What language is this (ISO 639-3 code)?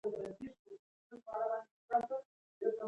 pus